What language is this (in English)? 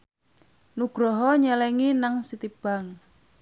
Javanese